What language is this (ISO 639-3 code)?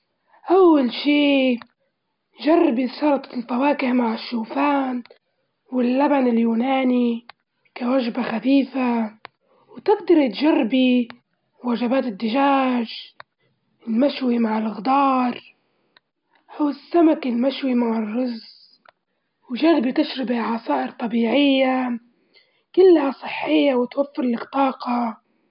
ayl